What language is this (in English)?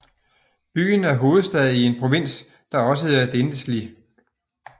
Danish